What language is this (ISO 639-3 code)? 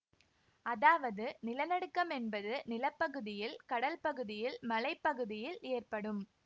tam